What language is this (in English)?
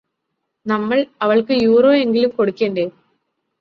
Malayalam